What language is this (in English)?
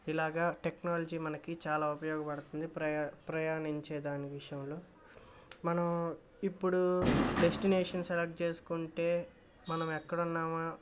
Telugu